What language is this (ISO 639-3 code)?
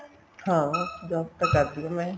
pan